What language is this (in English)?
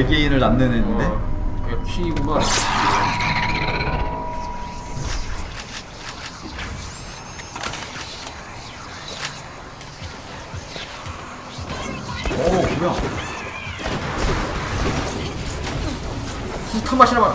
Korean